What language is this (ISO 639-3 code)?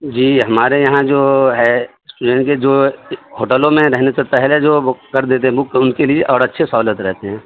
urd